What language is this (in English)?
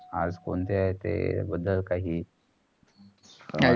Marathi